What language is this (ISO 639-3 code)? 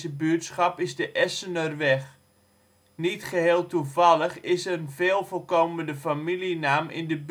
nld